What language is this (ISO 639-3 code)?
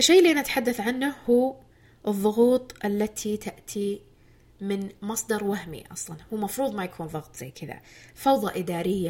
ara